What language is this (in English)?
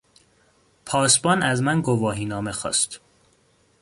Persian